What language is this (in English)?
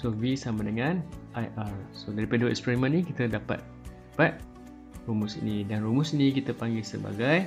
Malay